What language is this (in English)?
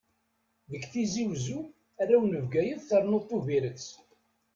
Kabyle